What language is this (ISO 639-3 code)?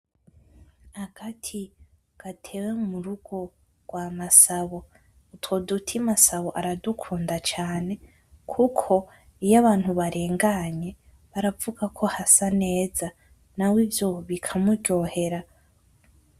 run